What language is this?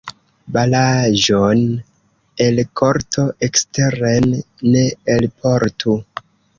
Esperanto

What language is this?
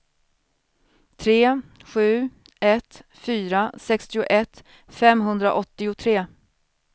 Swedish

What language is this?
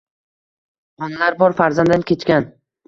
Uzbek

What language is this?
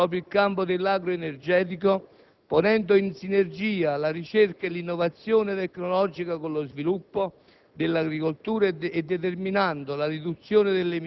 Italian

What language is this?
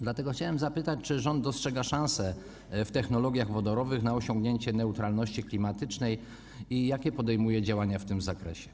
Polish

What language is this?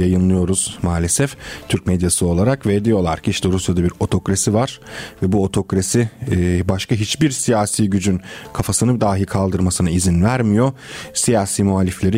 Turkish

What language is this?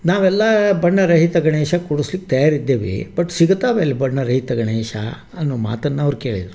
Kannada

